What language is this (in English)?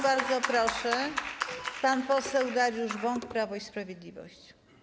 Polish